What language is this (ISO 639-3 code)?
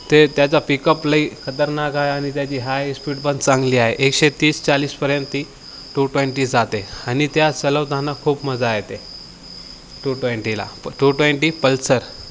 mar